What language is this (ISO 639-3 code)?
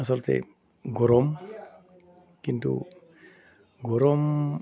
asm